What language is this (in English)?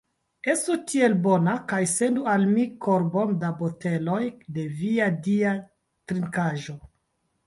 Esperanto